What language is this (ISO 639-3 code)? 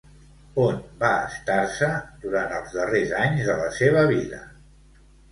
cat